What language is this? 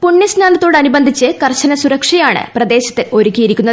Malayalam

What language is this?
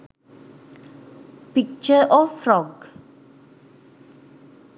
Sinhala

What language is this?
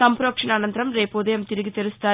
Telugu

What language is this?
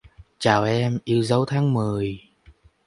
Vietnamese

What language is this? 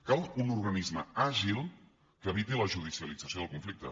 Catalan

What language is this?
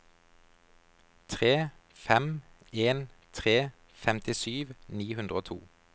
Norwegian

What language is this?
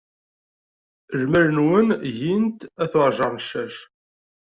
Kabyle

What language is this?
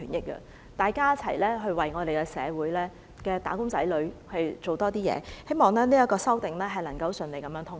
Cantonese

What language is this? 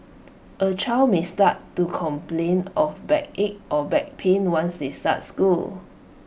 English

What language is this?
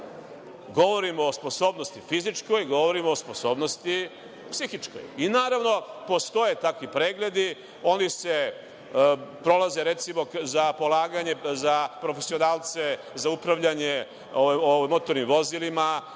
Serbian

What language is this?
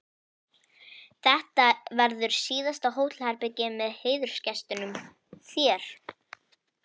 Icelandic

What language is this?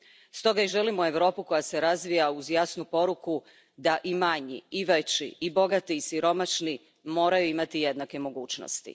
Croatian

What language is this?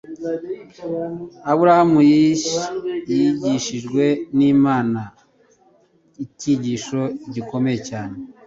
Kinyarwanda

